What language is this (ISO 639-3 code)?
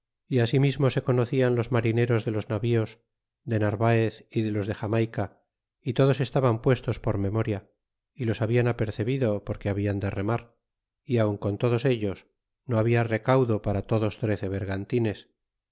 spa